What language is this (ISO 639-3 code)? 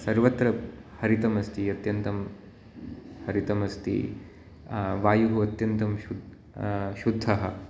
san